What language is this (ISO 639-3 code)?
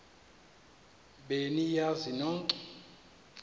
xho